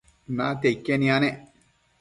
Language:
Matsés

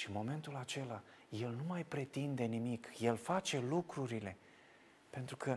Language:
Romanian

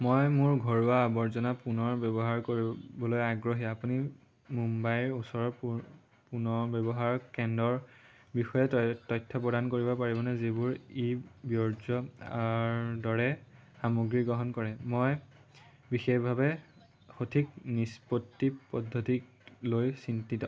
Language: Assamese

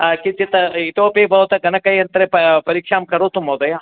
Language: Sanskrit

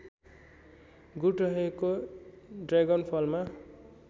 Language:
Nepali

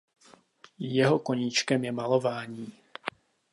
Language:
Czech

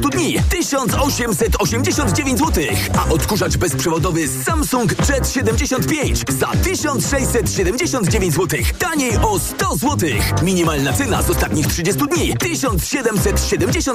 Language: Polish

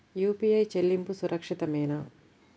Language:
Telugu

